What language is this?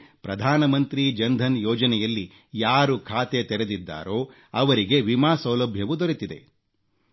Kannada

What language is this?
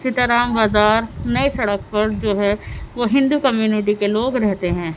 Urdu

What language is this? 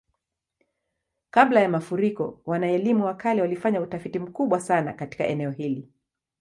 Swahili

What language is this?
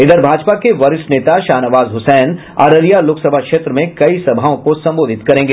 Hindi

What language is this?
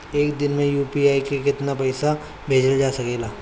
Bhojpuri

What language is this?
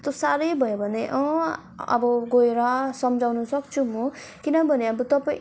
Nepali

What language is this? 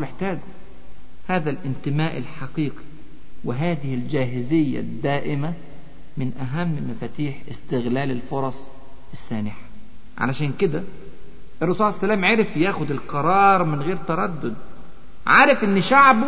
Arabic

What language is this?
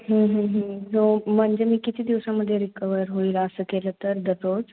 Marathi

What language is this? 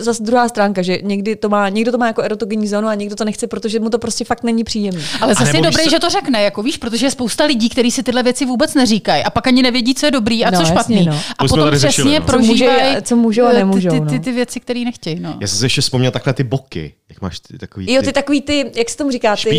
Czech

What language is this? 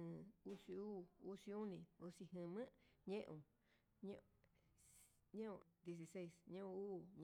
Huitepec Mixtec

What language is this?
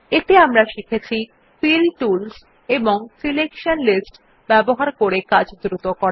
Bangla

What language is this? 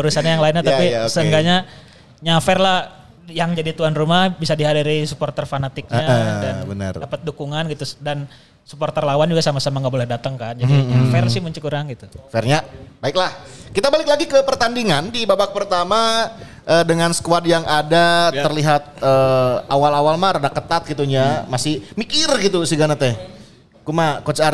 Indonesian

